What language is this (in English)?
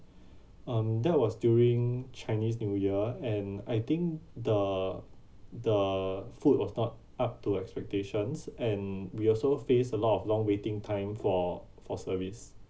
English